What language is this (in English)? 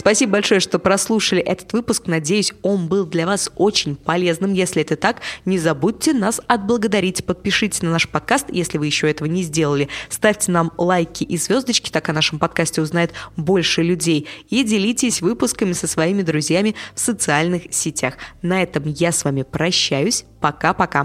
Russian